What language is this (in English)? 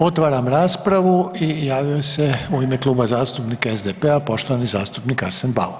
Croatian